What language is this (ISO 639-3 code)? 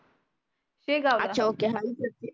mar